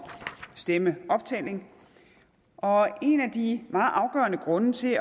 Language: Danish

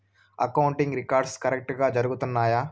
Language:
Telugu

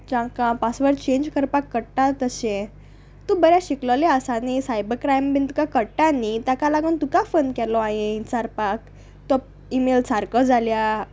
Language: Konkani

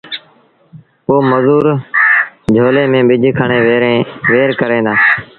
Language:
Sindhi Bhil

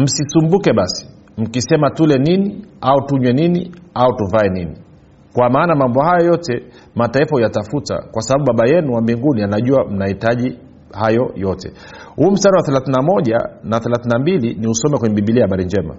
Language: Swahili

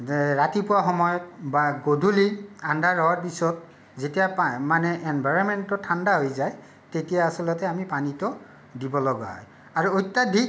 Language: Assamese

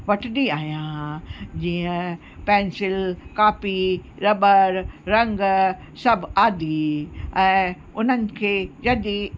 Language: Sindhi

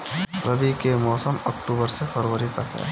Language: Bhojpuri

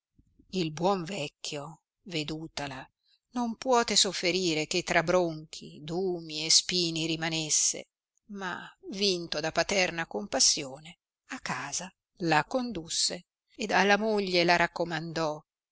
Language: Italian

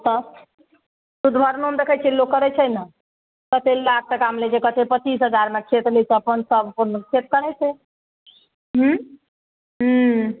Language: Maithili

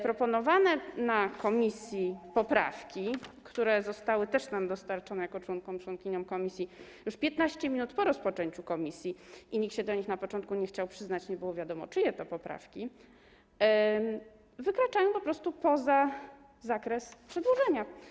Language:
Polish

